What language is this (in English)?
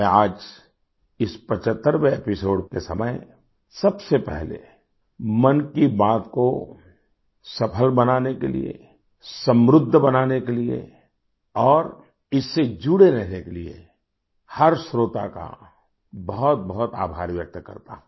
Hindi